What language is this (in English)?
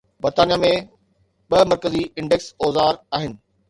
Sindhi